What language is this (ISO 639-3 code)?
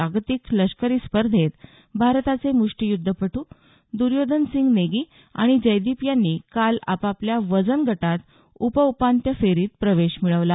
mar